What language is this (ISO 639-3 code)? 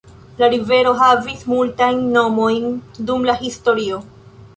epo